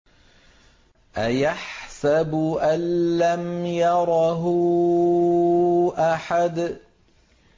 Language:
Arabic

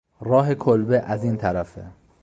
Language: Persian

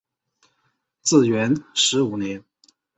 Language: Chinese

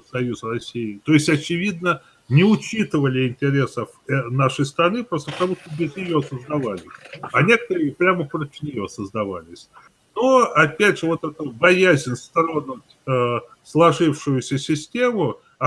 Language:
Russian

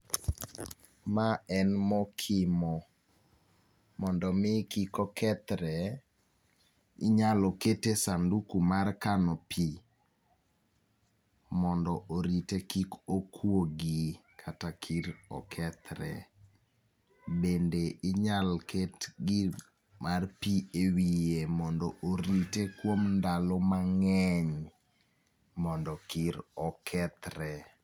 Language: Luo (Kenya and Tanzania)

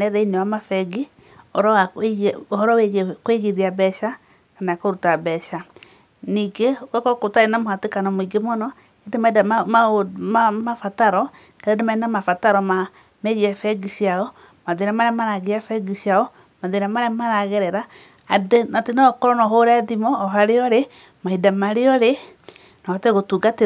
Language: Kikuyu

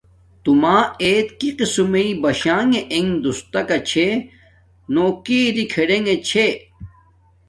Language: Domaaki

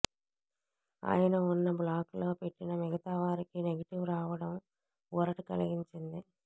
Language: Telugu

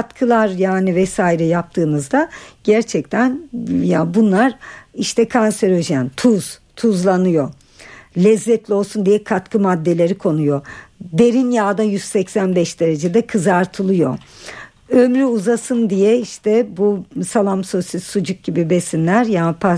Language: Turkish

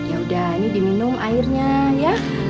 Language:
Indonesian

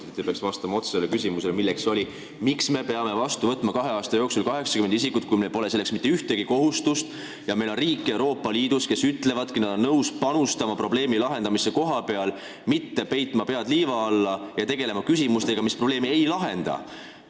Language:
Estonian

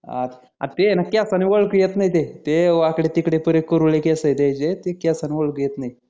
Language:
Marathi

